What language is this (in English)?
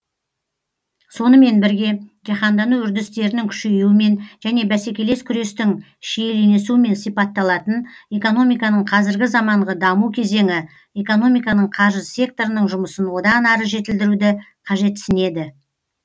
Kazakh